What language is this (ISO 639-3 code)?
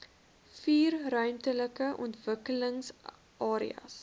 afr